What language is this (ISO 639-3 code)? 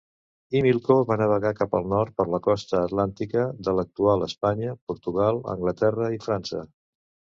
cat